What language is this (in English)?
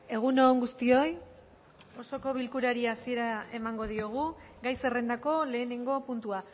Basque